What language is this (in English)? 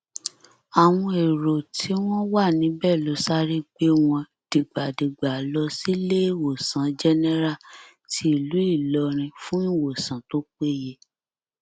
Yoruba